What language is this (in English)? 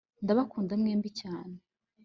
Kinyarwanda